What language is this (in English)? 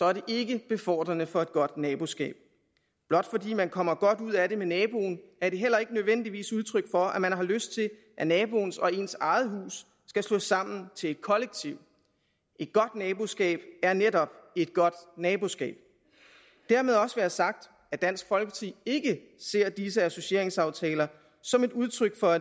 Danish